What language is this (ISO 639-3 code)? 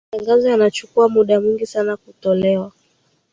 swa